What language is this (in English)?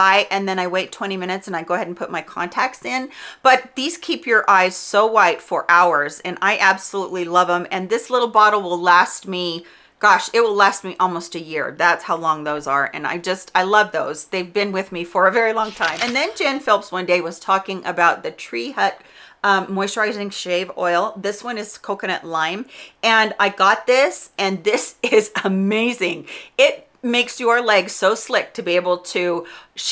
English